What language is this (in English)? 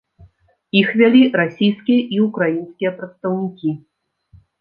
Belarusian